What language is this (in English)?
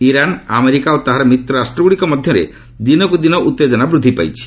Odia